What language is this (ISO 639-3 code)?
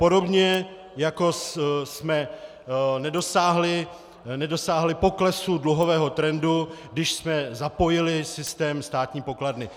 ces